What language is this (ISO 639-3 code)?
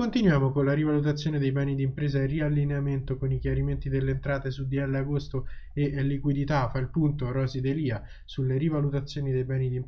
ita